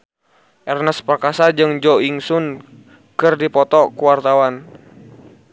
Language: Sundanese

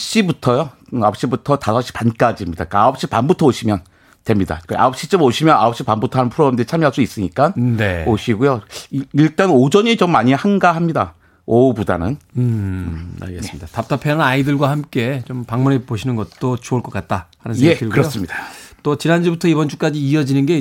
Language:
Korean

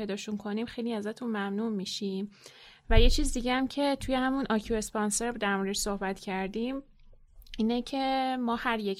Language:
Persian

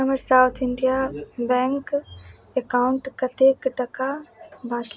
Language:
Maithili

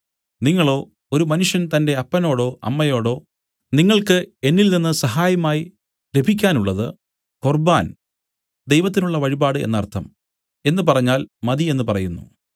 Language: Malayalam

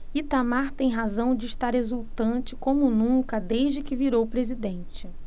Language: Portuguese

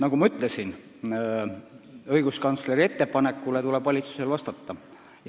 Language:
Estonian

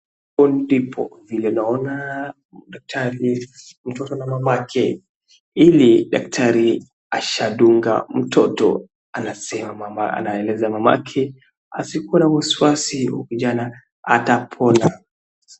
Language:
Swahili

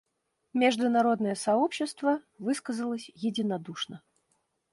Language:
Russian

